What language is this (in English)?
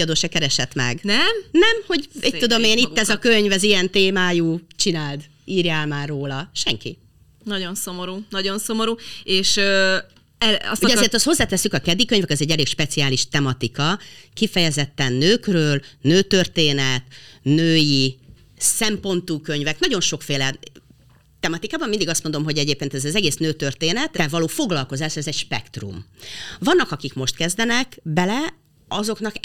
Hungarian